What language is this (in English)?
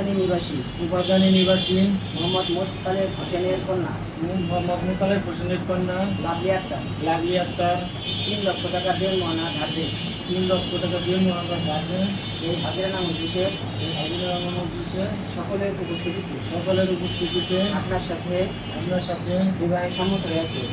Arabic